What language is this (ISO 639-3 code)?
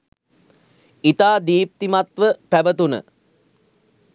sin